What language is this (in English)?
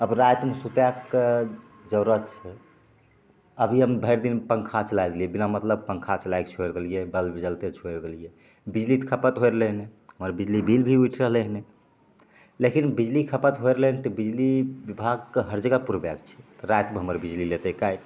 Maithili